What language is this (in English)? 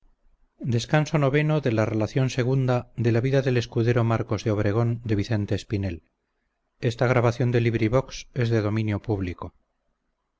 Spanish